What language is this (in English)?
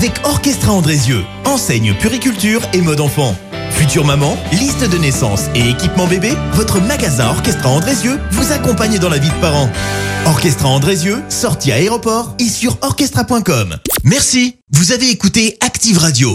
French